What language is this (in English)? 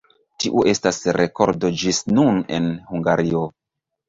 Esperanto